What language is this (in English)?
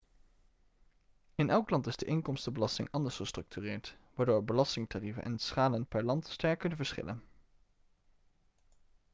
Dutch